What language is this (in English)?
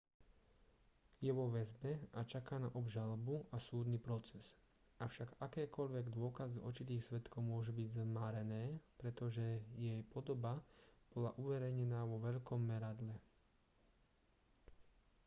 Slovak